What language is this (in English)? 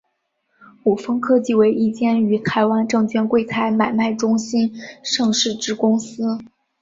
Chinese